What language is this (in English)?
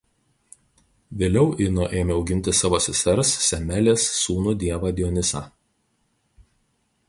Lithuanian